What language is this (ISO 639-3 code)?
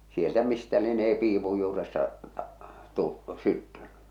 fin